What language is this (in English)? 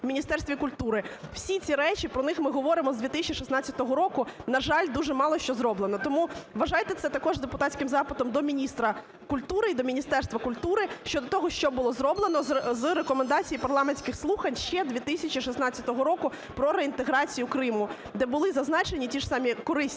Ukrainian